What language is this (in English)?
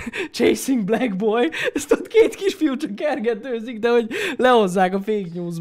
Hungarian